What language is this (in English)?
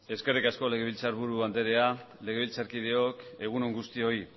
Basque